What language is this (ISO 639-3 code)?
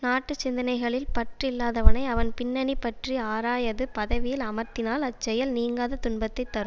tam